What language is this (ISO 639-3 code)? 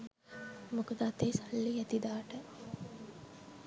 sin